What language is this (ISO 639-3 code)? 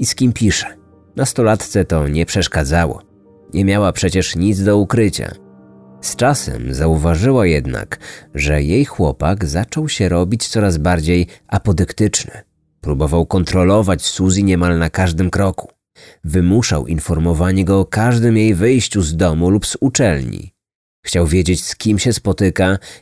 pol